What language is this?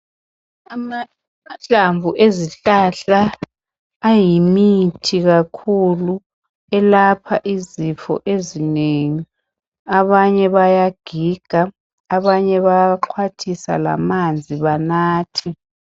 North Ndebele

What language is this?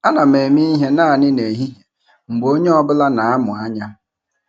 Igbo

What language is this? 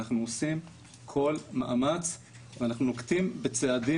Hebrew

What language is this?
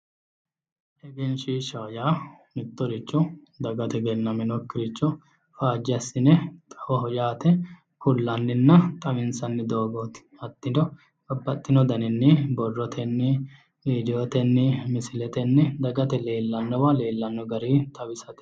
Sidamo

